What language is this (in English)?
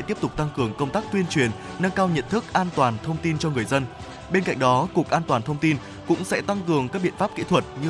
Vietnamese